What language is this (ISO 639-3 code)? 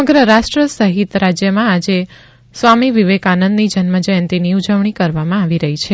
guj